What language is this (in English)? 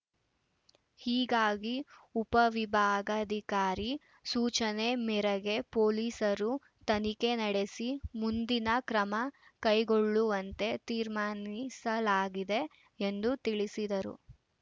Kannada